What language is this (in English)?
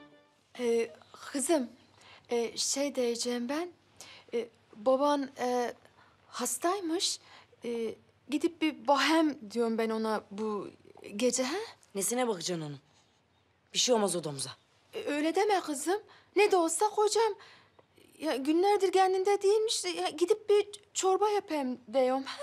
Turkish